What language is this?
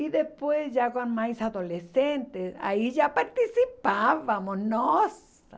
Portuguese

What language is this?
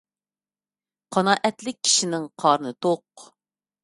Uyghur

